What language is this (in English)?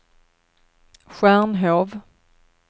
Swedish